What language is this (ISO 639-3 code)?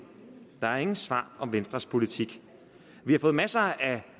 dan